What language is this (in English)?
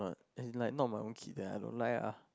English